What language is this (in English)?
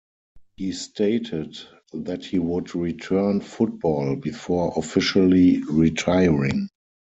English